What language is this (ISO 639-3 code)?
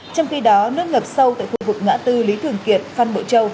vie